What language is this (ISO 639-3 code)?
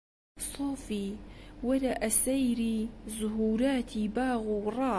ckb